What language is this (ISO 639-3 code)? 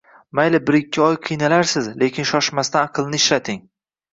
uzb